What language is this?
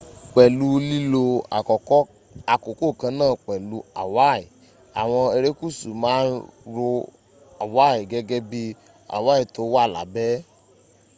Yoruba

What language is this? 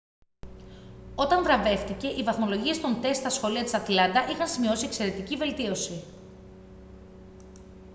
Greek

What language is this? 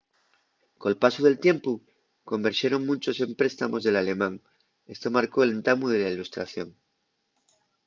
Asturian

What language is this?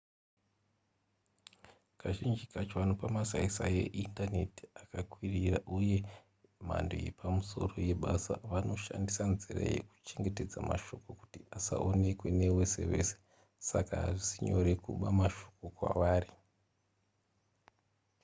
Shona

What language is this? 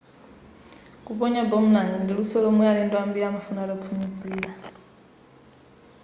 Nyanja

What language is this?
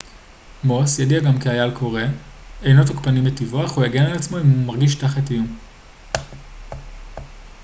Hebrew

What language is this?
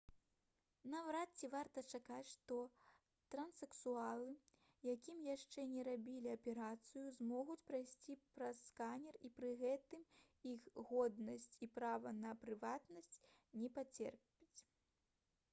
Belarusian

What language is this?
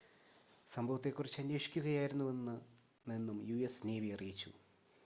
Malayalam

